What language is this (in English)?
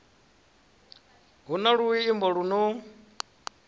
Venda